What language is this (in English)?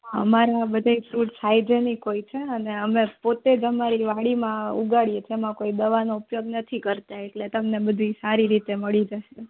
Gujarati